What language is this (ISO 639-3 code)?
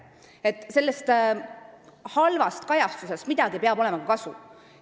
est